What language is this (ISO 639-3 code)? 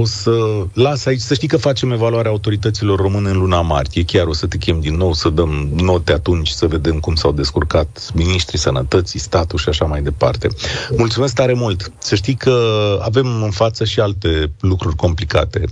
ron